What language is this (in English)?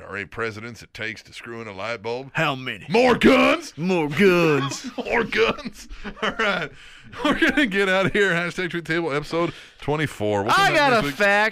English